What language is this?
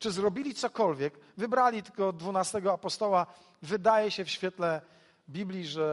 Polish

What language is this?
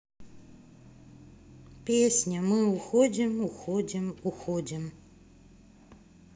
Russian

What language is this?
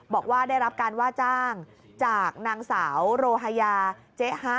Thai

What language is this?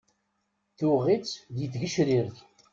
Kabyle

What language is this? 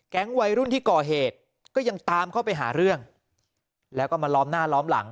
Thai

